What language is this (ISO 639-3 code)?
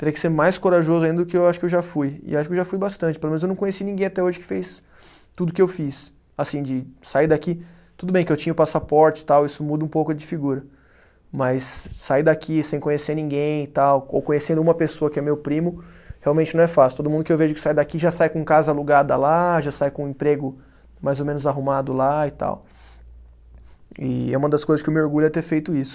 por